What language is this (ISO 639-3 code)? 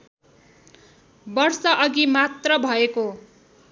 nep